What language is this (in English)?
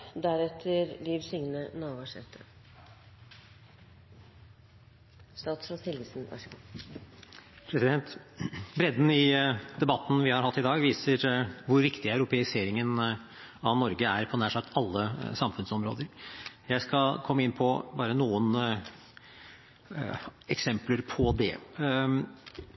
Norwegian Bokmål